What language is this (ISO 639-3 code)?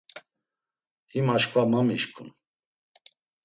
lzz